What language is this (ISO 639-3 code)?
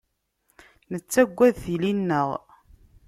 kab